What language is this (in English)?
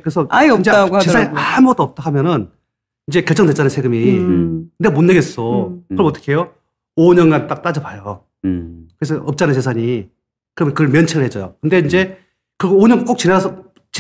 Korean